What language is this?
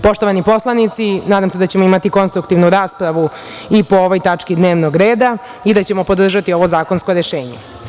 Serbian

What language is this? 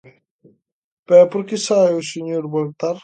Galician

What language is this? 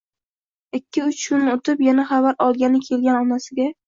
Uzbek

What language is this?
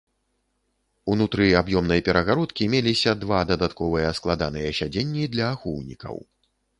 Belarusian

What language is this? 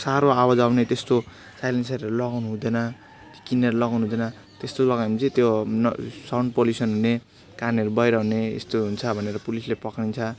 Nepali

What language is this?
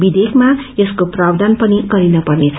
Nepali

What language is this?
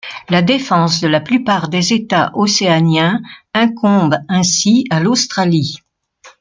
French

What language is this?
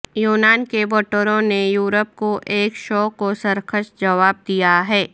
Urdu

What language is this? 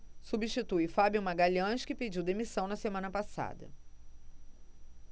Portuguese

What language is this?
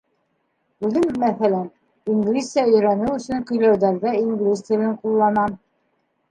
Bashkir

